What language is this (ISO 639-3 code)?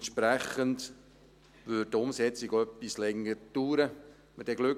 gsw